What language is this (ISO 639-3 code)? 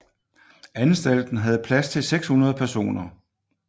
dan